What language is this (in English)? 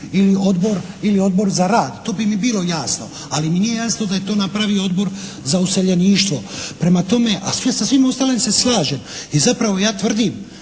Croatian